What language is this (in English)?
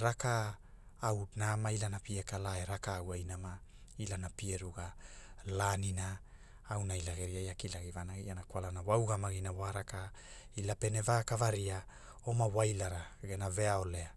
Hula